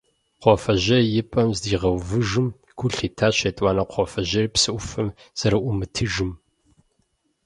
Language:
Kabardian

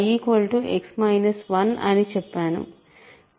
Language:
Telugu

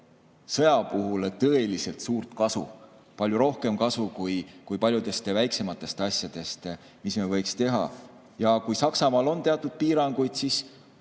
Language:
Estonian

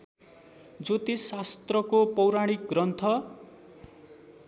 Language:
Nepali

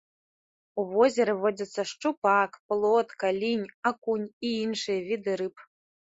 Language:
Belarusian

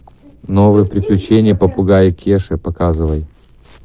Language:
Russian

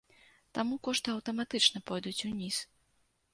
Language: Belarusian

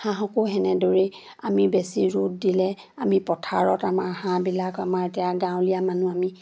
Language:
Assamese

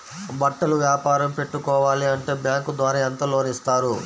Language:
Telugu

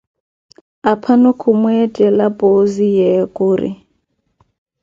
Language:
Koti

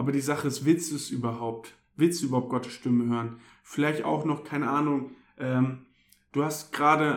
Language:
German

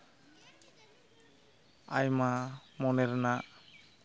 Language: Santali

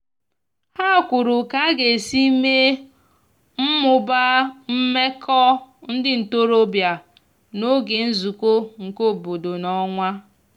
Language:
Igbo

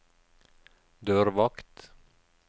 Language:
Norwegian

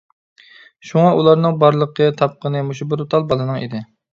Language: Uyghur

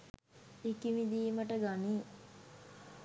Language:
Sinhala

